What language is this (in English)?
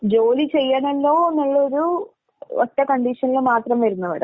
Malayalam